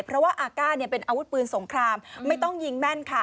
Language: Thai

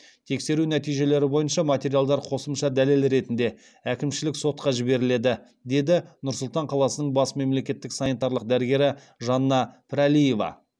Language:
Kazakh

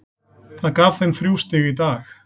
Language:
Icelandic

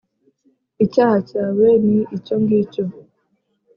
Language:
Kinyarwanda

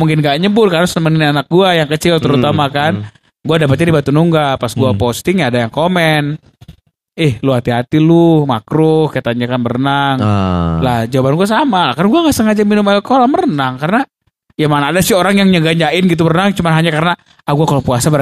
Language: Indonesian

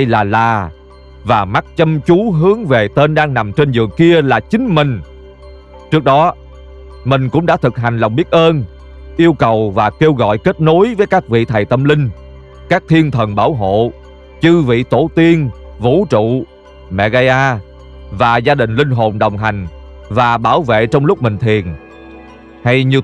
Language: Vietnamese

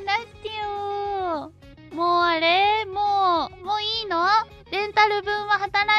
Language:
Japanese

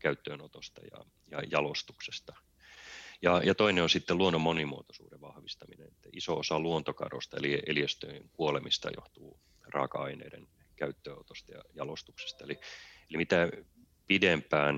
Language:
Finnish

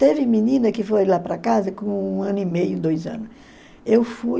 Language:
Portuguese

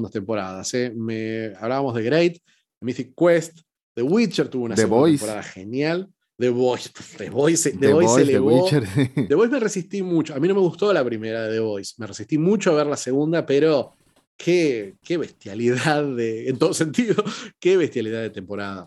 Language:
Spanish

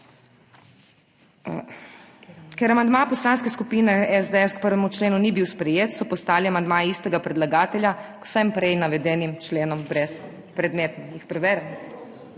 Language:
Slovenian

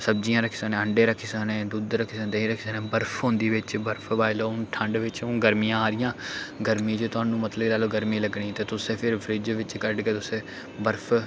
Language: Dogri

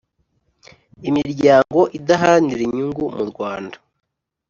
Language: Kinyarwanda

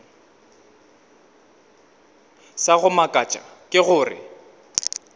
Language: Northern Sotho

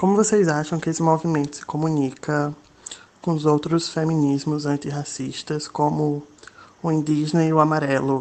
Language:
Portuguese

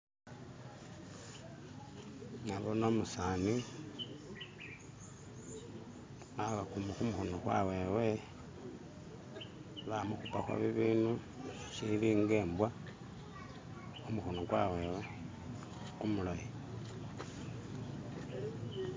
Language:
Masaaba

